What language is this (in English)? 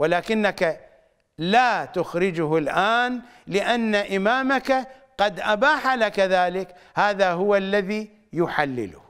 Arabic